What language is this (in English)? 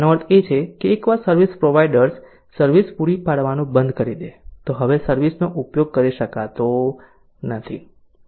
Gujarati